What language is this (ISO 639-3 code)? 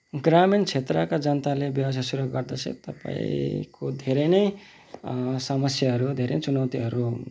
nep